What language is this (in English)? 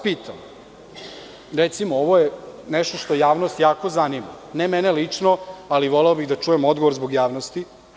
Serbian